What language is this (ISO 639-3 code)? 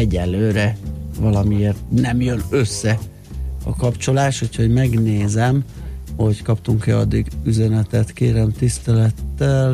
hun